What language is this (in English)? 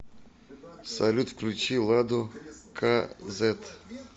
Russian